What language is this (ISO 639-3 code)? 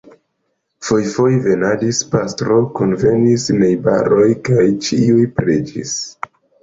epo